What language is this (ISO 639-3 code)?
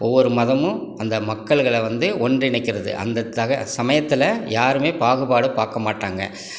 tam